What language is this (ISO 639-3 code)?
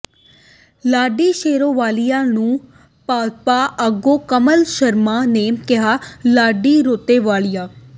pan